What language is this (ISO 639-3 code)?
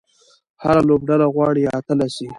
pus